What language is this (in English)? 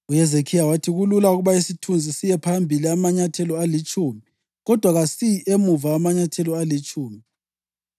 North Ndebele